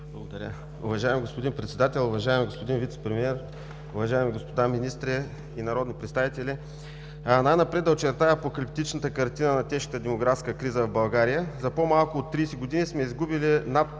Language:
Bulgarian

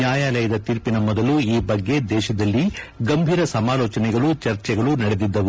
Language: Kannada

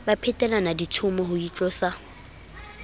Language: Southern Sotho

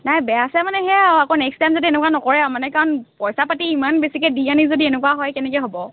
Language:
Assamese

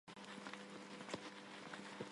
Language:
Armenian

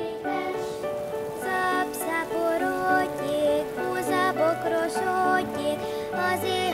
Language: Hungarian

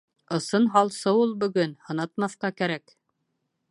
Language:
Bashkir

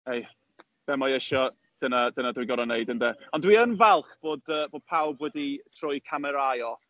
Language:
Welsh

